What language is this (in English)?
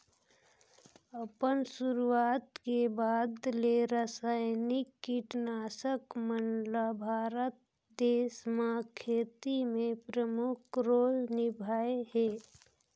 Chhattisgarhi